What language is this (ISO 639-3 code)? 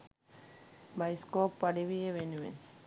sin